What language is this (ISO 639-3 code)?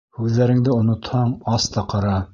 bak